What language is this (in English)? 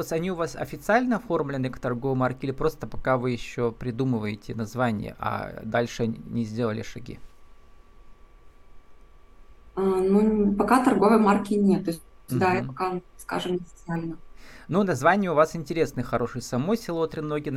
Russian